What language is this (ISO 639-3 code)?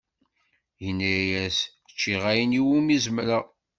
kab